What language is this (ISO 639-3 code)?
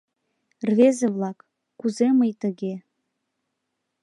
chm